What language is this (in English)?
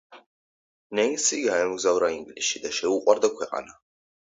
Georgian